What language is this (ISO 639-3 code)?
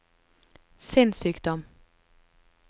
nor